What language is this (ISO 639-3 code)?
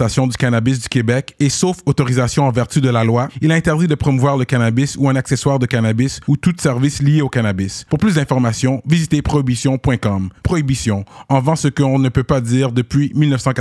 fra